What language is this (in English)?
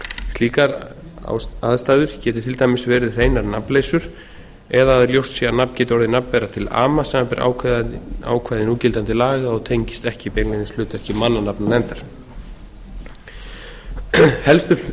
Icelandic